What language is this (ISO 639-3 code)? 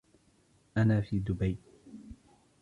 ara